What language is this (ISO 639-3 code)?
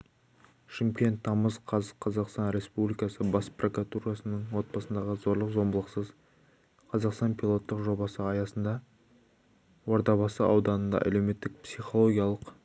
kaz